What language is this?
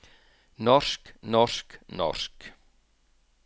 Norwegian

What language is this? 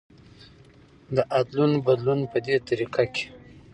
Pashto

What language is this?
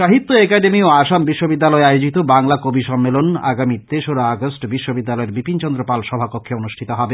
Bangla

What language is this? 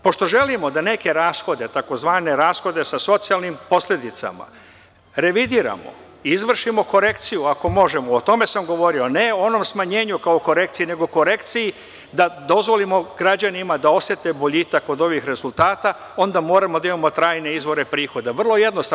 Serbian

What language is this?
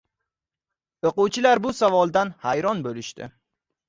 Uzbek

